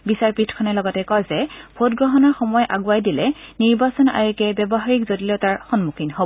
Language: Assamese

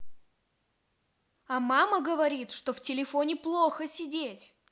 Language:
Russian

